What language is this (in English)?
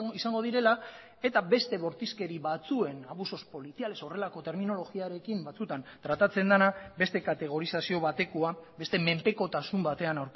Basque